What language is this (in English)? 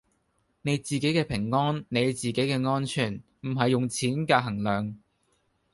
Cantonese